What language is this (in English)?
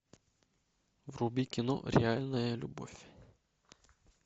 Russian